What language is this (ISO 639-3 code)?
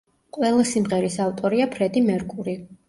kat